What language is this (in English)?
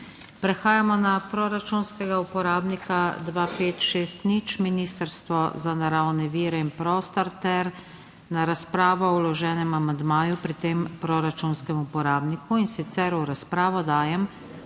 Slovenian